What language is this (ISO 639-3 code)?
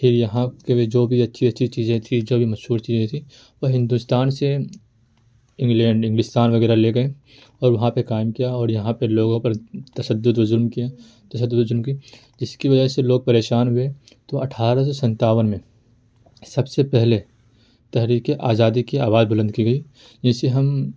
urd